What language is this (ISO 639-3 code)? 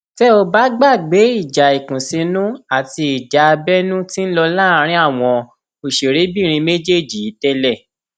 yor